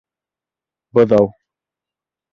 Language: Bashkir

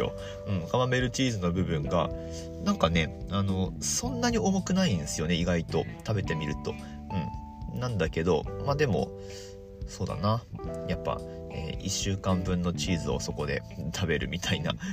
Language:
Japanese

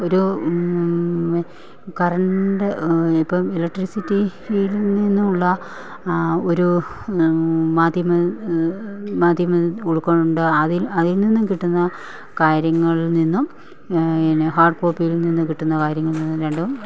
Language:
Malayalam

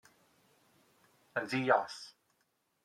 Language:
Welsh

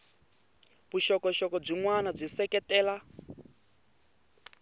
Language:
Tsonga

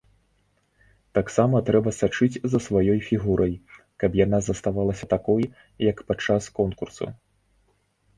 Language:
Belarusian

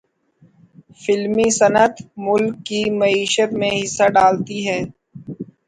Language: Urdu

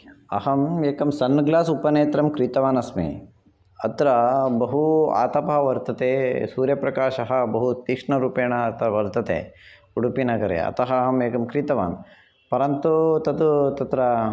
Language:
Sanskrit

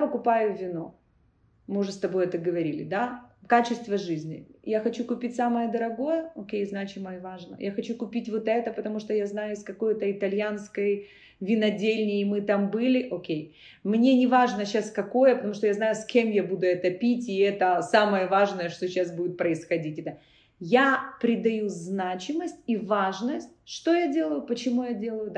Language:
Russian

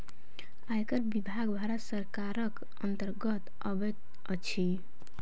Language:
Maithili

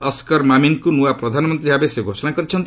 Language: Odia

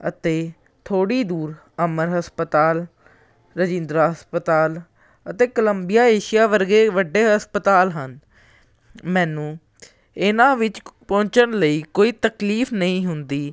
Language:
Punjabi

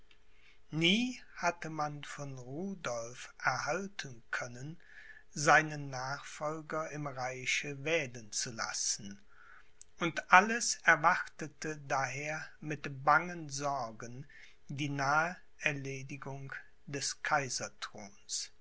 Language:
German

